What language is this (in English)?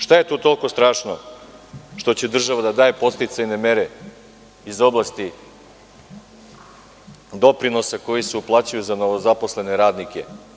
Serbian